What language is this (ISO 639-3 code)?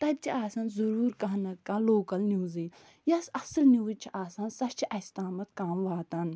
kas